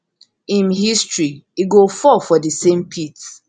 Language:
Nigerian Pidgin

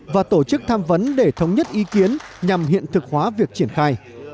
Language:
Vietnamese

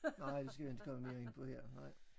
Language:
Danish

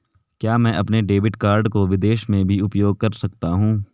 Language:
Hindi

